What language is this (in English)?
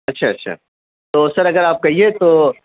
Urdu